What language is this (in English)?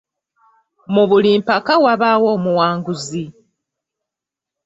Ganda